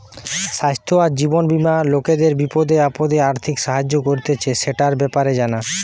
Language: Bangla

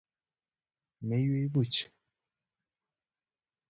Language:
Kalenjin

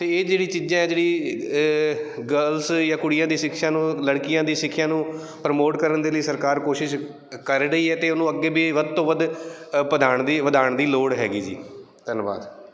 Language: Punjabi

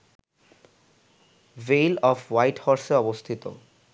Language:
Bangla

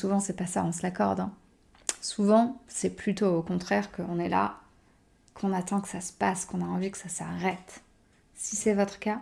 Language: French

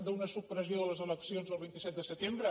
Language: Catalan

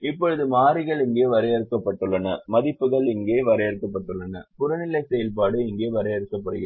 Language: Tamil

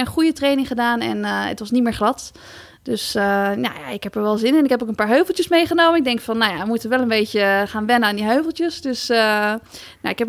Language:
Dutch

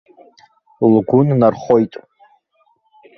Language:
Abkhazian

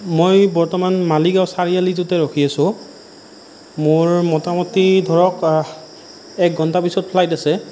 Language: Assamese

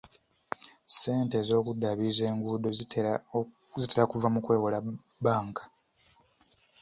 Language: Ganda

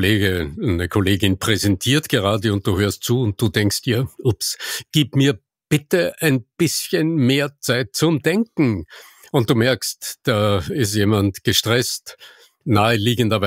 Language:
German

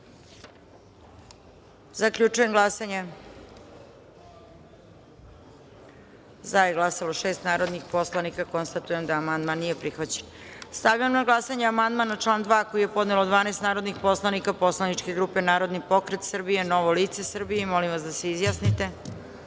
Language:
Serbian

